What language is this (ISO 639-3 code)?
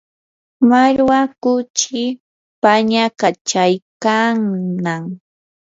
qur